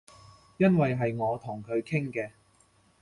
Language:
Cantonese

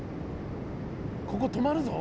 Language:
Japanese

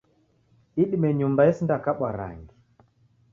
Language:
Taita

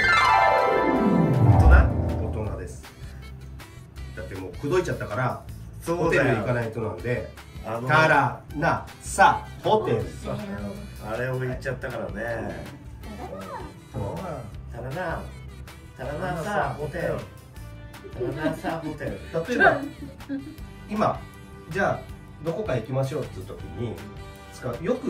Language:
Japanese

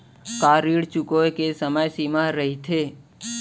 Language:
Chhattisgarhi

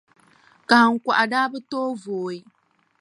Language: Dagbani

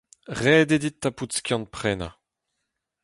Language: Breton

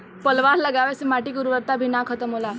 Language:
Bhojpuri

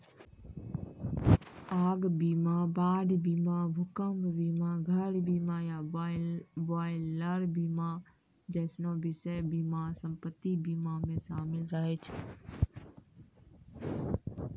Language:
Maithili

